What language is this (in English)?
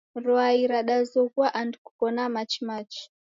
Taita